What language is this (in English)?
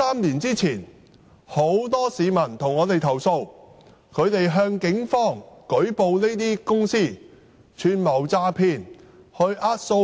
Cantonese